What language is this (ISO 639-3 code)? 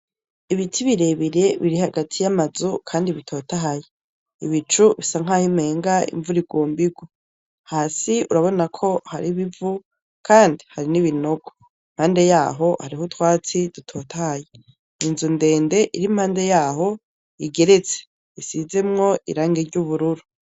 run